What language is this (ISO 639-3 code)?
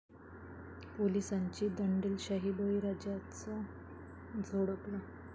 mar